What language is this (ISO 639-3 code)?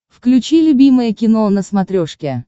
rus